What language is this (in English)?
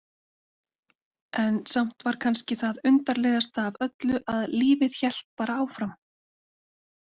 Icelandic